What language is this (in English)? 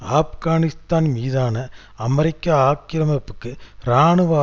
Tamil